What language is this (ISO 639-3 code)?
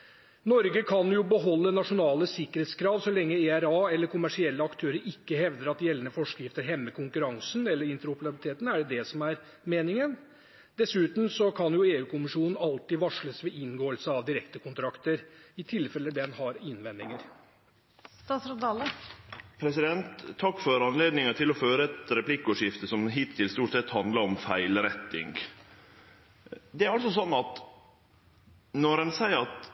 nor